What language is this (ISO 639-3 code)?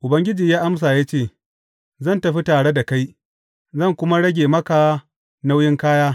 hau